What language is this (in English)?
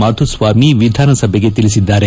Kannada